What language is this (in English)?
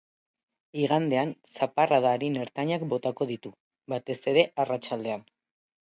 Basque